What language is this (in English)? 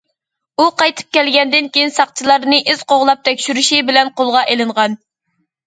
Uyghur